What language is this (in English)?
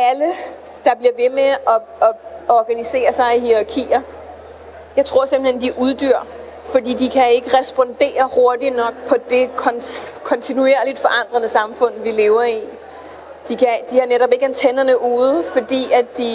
Danish